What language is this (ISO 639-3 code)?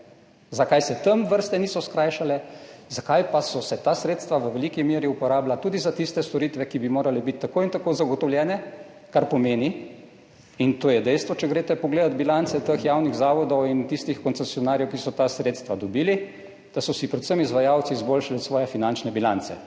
slv